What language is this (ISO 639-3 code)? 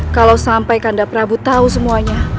ind